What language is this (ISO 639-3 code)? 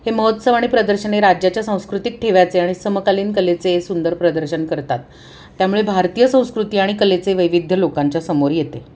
mar